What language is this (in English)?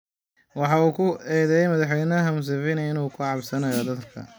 Somali